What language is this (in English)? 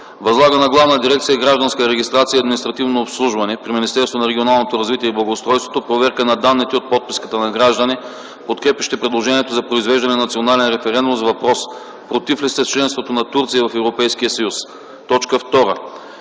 Bulgarian